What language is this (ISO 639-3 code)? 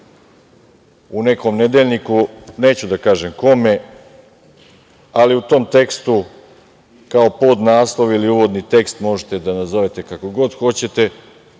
srp